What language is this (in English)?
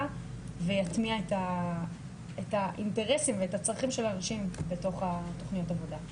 Hebrew